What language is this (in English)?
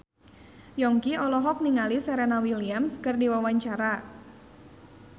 Sundanese